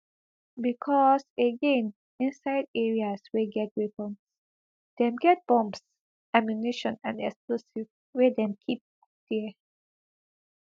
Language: Nigerian Pidgin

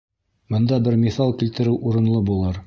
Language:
Bashkir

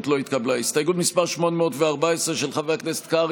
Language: Hebrew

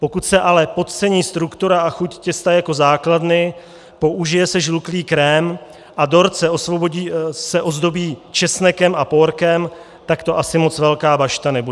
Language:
Czech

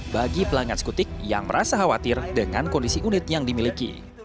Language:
Indonesian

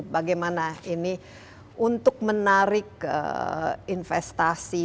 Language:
Indonesian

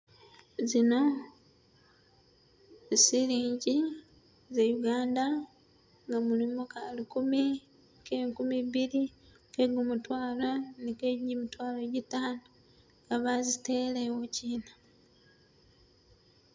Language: Masaaba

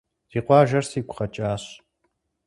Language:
Kabardian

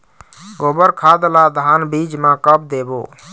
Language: Chhattisgarhi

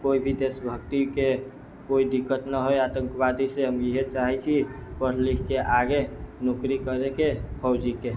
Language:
Maithili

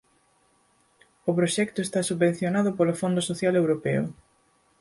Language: Galician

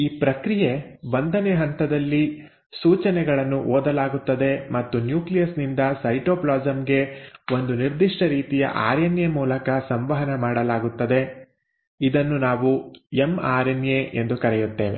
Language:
Kannada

